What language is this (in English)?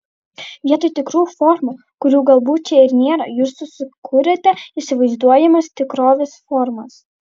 Lithuanian